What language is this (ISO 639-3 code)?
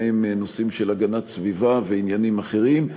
heb